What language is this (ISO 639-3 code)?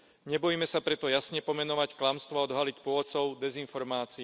slk